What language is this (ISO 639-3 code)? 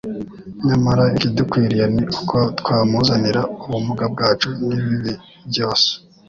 kin